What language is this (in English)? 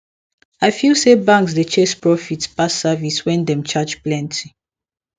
Nigerian Pidgin